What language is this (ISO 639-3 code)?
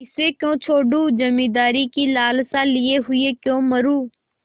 hin